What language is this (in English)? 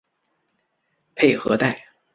Chinese